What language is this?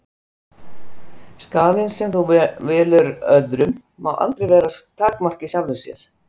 Icelandic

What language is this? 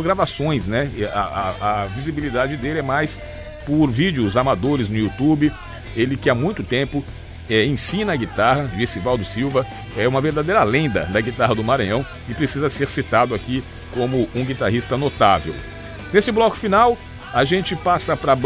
Portuguese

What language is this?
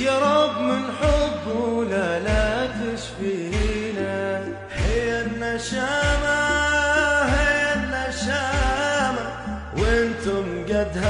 Arabic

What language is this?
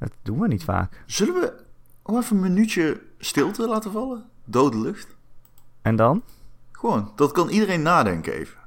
Dutch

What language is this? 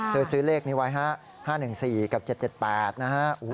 Thai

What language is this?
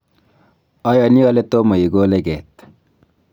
Kalenjin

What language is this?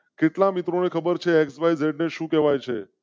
Gujarati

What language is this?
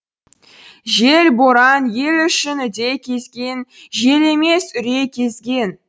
Kazakh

